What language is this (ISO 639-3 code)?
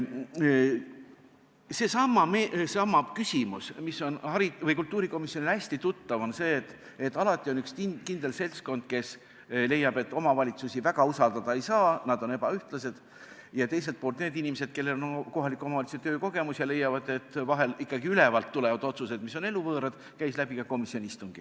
est